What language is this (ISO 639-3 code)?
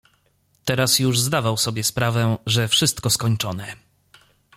pol